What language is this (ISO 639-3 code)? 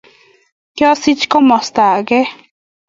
kln